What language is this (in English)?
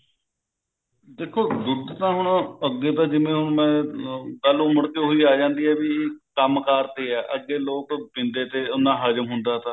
Punjabi